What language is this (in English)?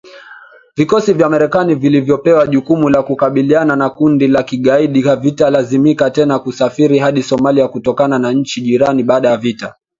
Swahili